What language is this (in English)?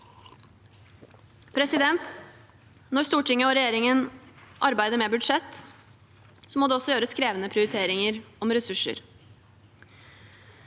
Norwegian